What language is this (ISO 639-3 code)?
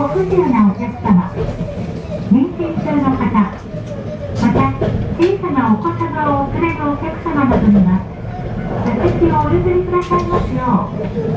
jpn